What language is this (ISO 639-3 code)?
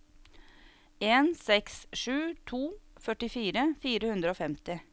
nor